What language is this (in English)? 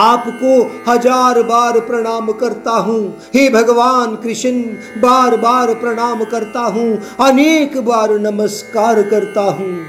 Hindi